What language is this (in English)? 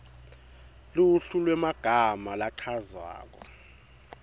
Swati